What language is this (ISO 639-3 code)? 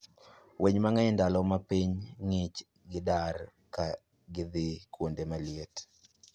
luo